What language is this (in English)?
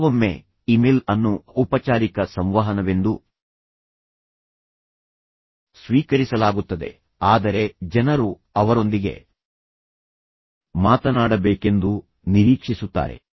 Kannada